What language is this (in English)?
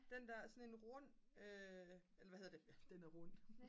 Danish